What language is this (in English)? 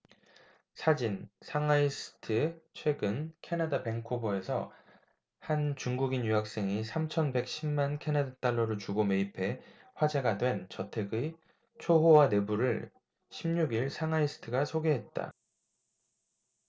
Korean